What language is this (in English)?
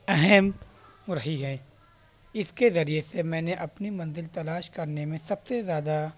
Urdu